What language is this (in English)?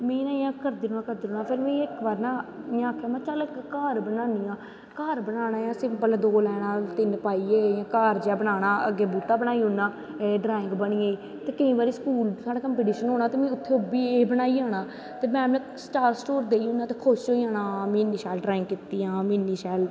Dogri